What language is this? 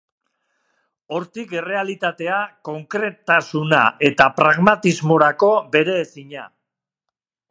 Basque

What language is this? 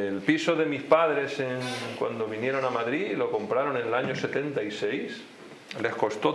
Spanish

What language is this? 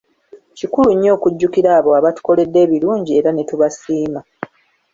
Ganda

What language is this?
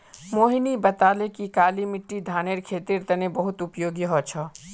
Magahi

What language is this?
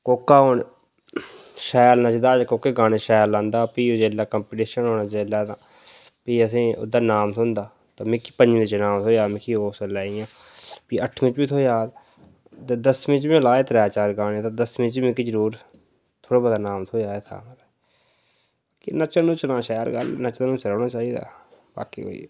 Dogri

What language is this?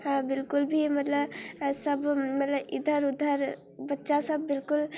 Maithili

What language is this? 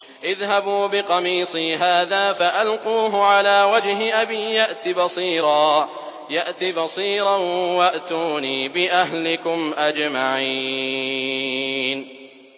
Arabic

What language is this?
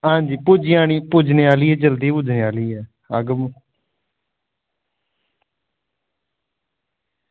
Dogri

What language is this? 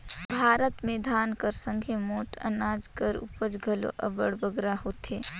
Chhattisgarhi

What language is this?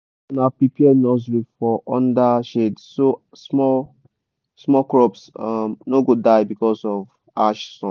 Nigerian Pidgin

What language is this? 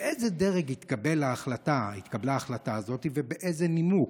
Hebrew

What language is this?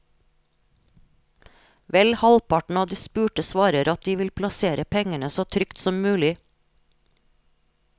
Norwegian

